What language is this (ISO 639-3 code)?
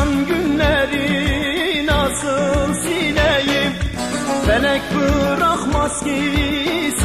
ara